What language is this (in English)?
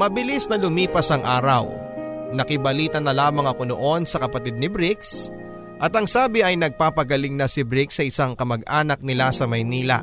Filipino